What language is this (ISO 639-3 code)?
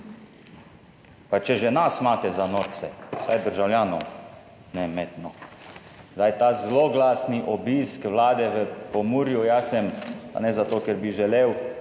slv